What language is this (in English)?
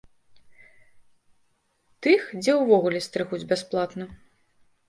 Belarusian